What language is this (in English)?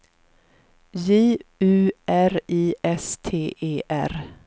Swedish